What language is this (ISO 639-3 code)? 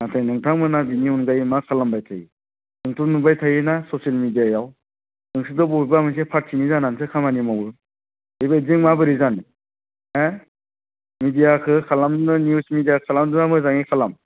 brx